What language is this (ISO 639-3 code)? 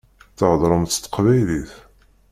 kab